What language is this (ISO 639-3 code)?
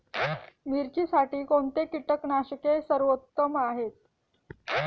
mar